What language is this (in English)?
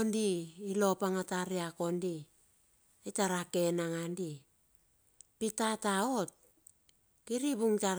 Bilur